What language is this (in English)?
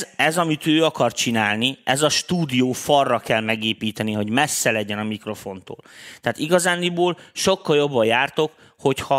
Hungarian